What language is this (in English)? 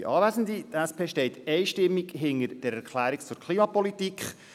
Swiss German